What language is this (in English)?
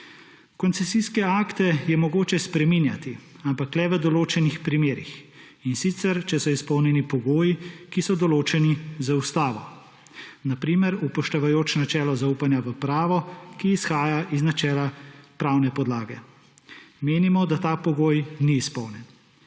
Slovenian